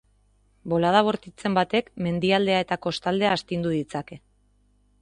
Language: Basque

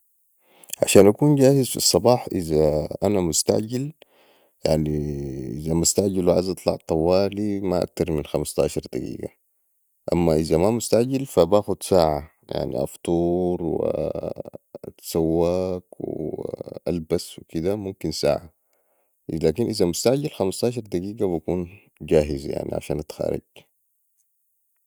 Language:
Sudanese Arabic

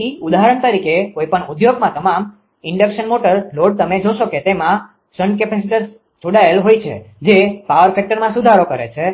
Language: Gujarati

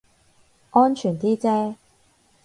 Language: Cantonese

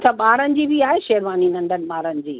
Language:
Sindhi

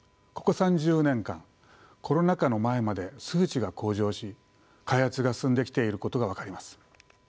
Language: Japanese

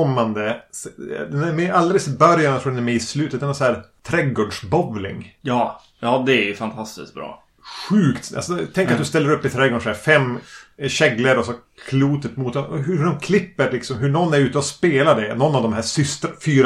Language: Swedish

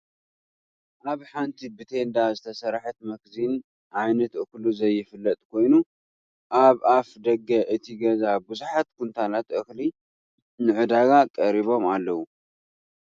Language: Tigrinya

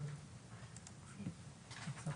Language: Hebrew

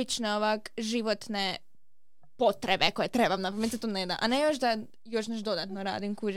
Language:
Croatian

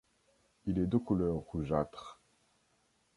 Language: French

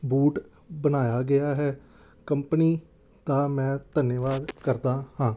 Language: Punjabi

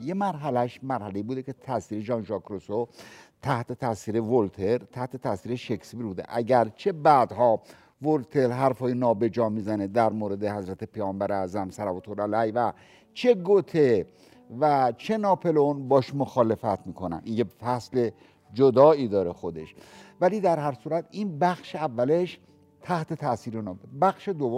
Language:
Persian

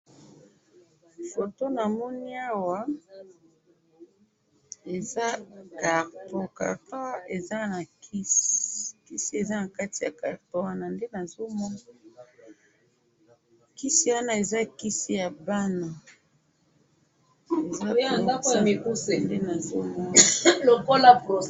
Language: Lingala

